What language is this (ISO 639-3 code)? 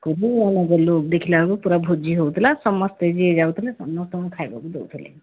ori